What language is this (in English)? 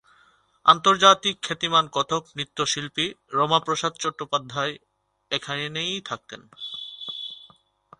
Bangla